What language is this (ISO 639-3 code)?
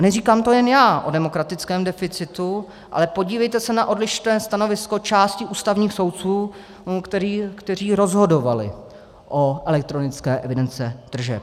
ces